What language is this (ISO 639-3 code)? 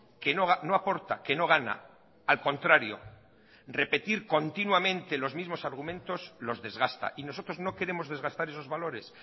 spa